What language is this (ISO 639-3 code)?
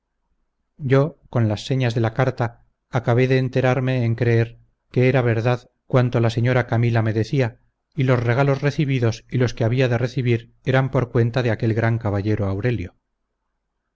spa